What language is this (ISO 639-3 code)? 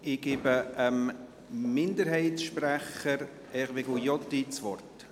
gsw